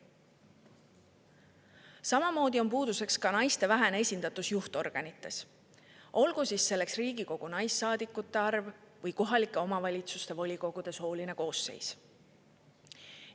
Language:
Estonian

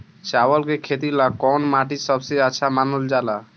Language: Bhojpuri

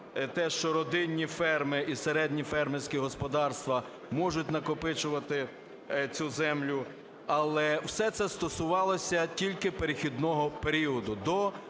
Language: Ukrainian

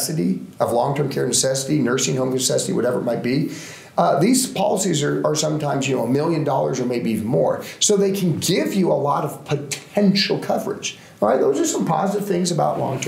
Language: English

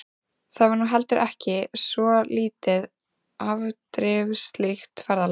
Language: Icelandic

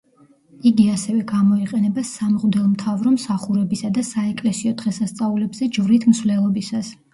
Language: Georgian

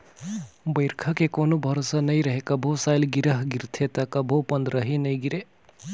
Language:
Chhattisgarhi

